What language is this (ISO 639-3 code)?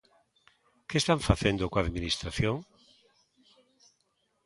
glg